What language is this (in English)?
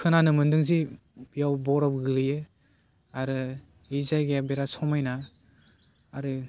Bodo